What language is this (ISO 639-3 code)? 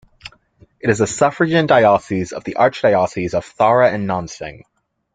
eng